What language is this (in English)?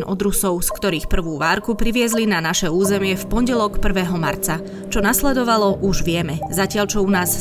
Slovak